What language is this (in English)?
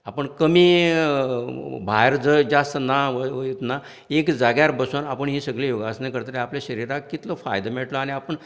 Konkani